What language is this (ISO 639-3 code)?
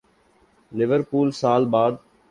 urd